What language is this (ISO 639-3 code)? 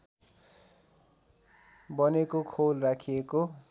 nep